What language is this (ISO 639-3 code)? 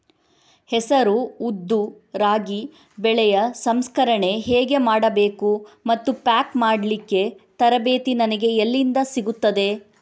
kan